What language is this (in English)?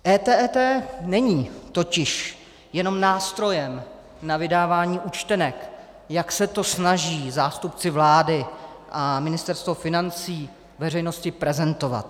Czech